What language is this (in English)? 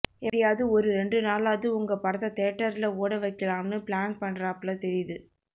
Tamil